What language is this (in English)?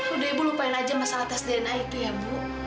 Indonesian